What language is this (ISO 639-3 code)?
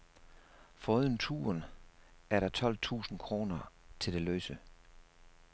dan